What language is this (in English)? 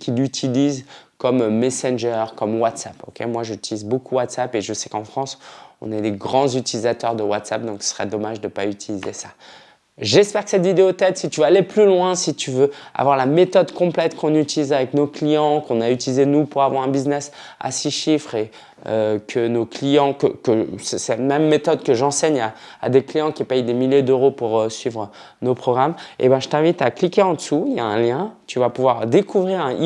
French